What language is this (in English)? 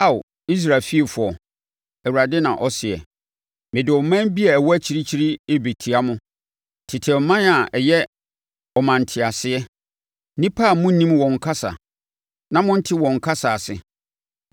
Akan